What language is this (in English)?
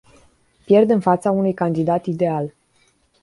Romanian